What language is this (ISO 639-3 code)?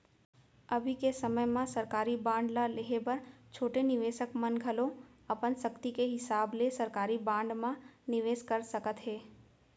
hne